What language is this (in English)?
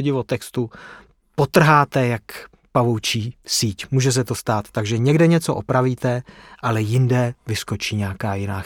Czech